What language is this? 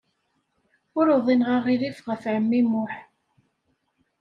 Kabyle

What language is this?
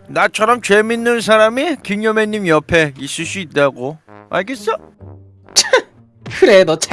Korean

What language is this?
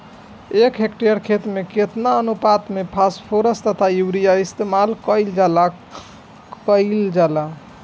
Bhojpuri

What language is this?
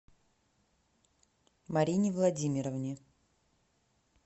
Russian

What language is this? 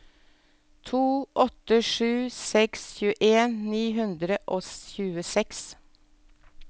Norwegian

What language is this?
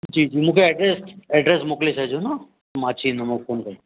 Sindhi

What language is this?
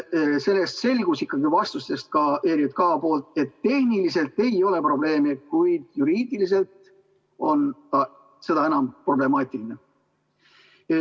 Estonian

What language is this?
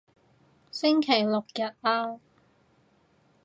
Cantonese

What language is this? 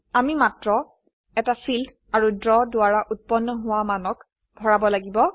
Assamese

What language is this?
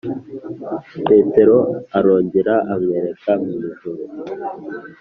Kinyarwanda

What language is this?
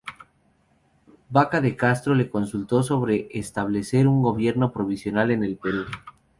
Spanish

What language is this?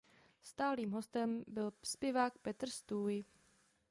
Czech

